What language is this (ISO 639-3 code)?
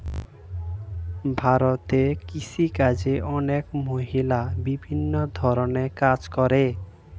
ben